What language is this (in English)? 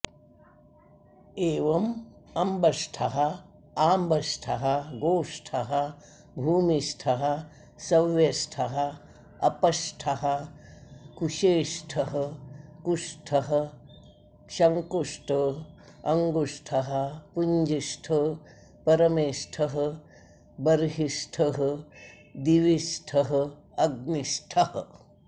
Sanskrit